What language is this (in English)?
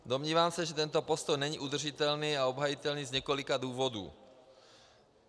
Czech